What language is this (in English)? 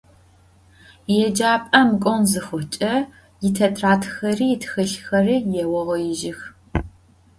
Adyghe